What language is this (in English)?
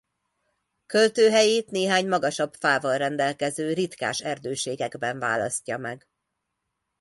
Hungarian